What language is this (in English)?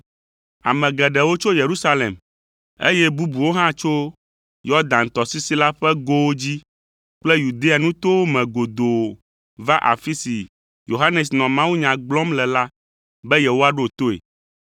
Ewe